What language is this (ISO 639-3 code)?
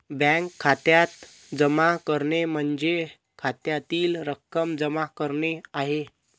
mar